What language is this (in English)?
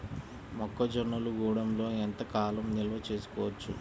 Telugu